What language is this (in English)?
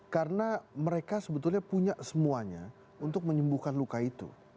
Indonesian